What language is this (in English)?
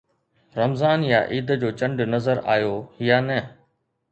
Sindhi